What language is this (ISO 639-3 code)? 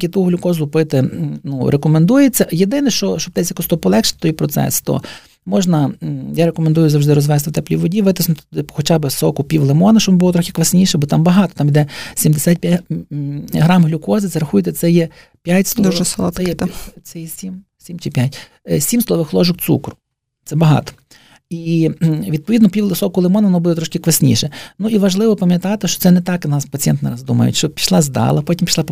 ukr